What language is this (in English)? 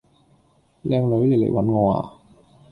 Cantonese